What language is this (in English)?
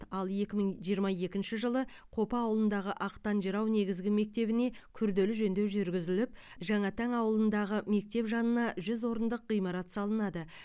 Kazakh